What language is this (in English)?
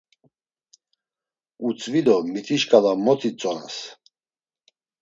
Laz